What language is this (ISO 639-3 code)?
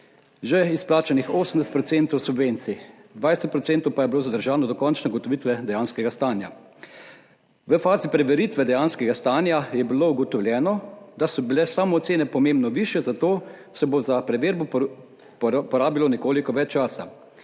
slv